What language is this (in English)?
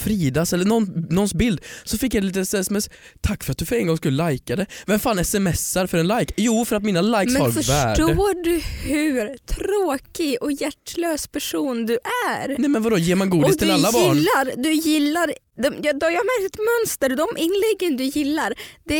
Swedish